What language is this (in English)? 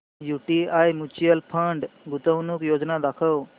Marathi